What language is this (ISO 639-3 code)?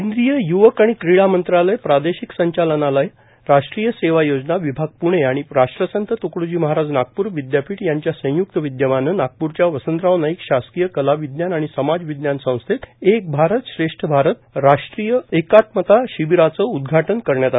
mar